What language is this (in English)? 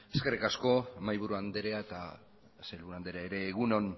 Basque